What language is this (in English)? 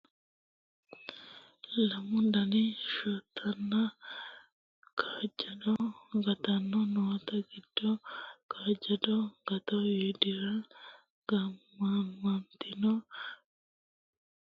Sidamo